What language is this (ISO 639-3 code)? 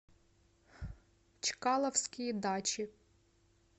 rus